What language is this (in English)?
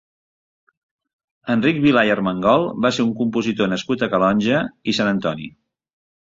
Catalan